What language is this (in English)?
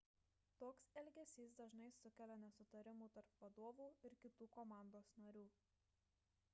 Lithuanian